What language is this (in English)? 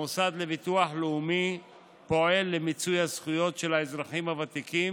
Hebrew